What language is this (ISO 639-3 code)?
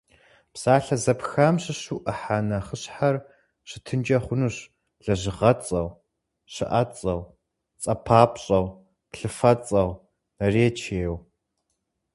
kbd